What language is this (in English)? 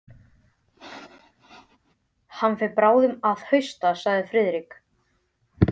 Icelandic